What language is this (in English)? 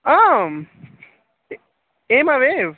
Sanskrit